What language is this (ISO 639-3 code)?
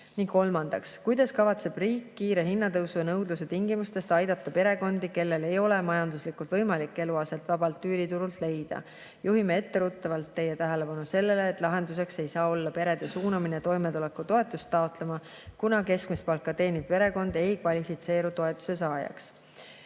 est